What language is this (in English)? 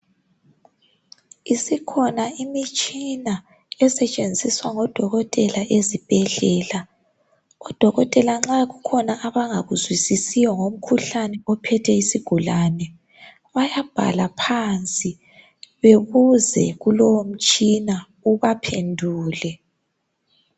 North Ndebele